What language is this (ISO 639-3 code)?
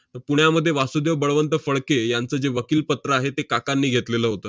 mar